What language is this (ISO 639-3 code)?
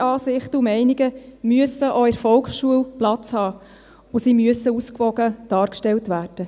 gsw